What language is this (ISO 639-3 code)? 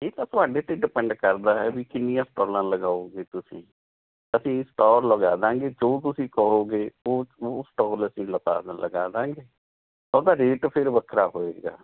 pan